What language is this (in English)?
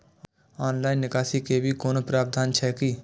Maithili